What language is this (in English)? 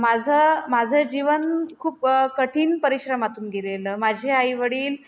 Marathi